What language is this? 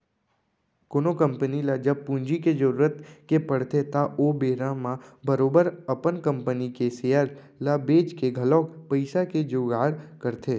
Chhattisgarhi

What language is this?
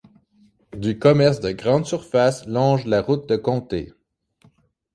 French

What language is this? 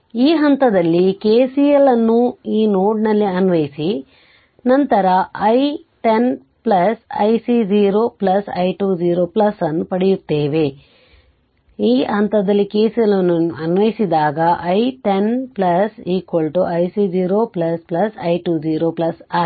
Kannada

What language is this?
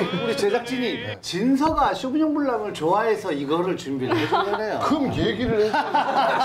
Korean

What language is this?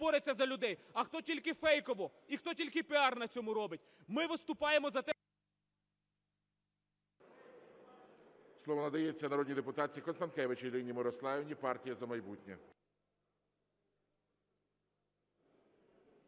Ukrainian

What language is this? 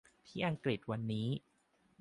Thai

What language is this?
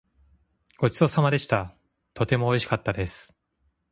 Japanese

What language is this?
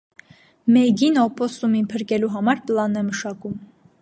Armenian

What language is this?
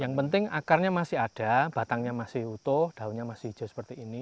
Indonesian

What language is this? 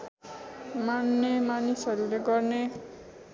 Nepali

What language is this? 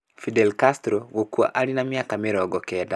Kikuyu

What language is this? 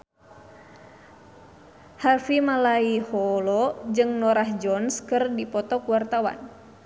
Sundanese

